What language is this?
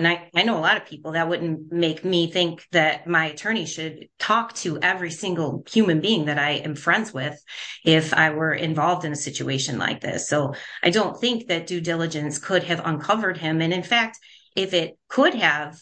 English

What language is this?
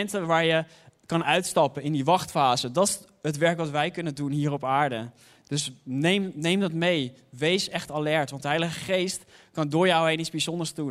Dutch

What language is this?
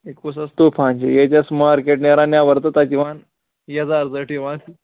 Kashmiri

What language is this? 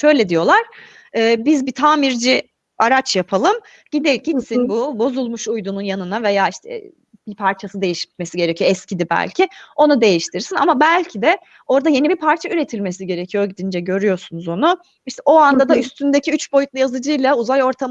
Turkish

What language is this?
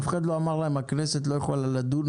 Hebrew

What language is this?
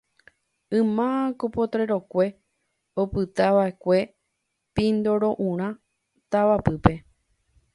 Guarani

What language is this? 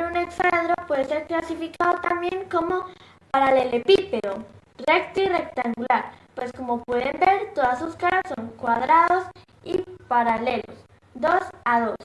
Spanish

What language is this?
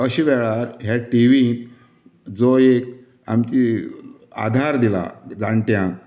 Konkani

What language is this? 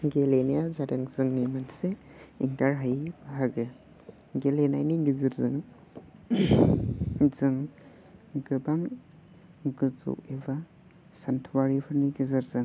Bodo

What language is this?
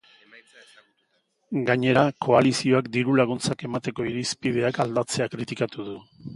Basque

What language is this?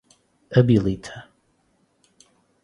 Portuguese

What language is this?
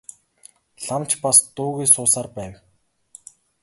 Mongolian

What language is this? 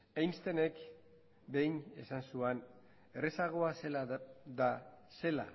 Basque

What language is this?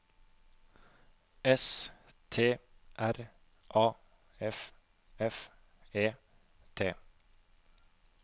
Norwegian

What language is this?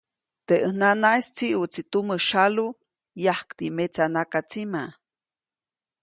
Copainalá Zoque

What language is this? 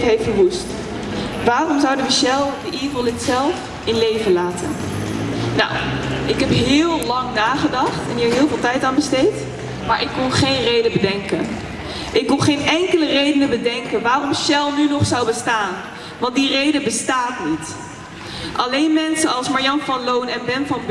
Dutch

